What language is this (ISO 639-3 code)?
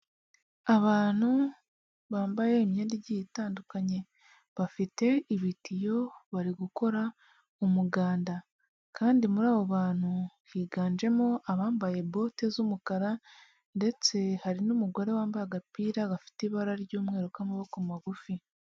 kin